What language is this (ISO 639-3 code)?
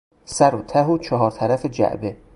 fas